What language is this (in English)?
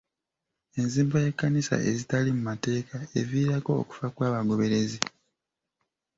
Ganda